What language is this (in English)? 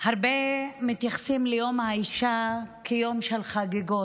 Hebrew